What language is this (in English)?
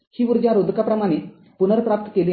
Marathi